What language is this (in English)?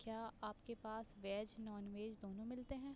Urdu